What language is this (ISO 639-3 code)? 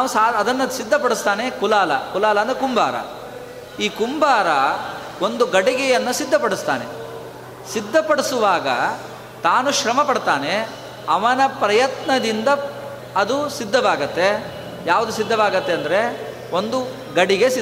kan